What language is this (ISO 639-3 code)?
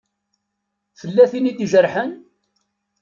kab